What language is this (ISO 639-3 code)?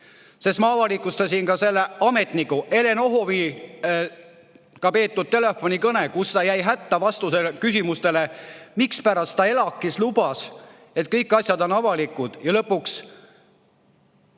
est